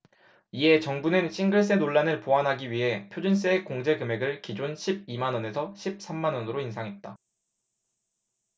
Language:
Korean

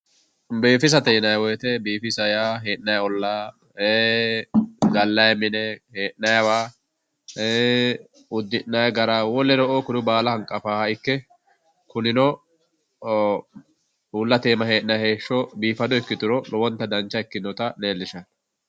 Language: Sidamo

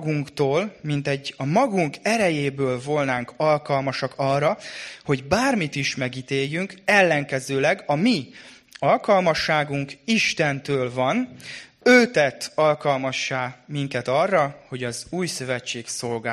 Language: Hungarian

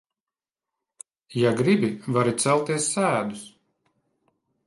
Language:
Latvian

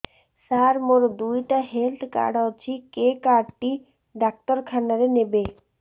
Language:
Odia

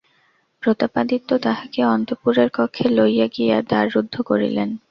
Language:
Bangla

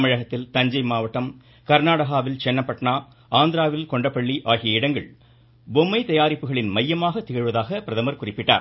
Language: Tamil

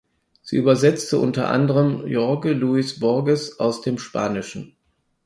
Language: German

